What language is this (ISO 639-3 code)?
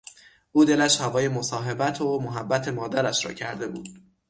fas